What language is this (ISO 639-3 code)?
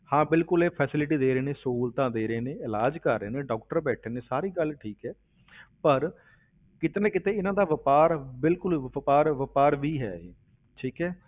pan